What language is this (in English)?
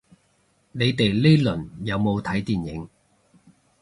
Cantonese